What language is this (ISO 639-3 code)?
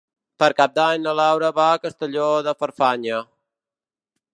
cat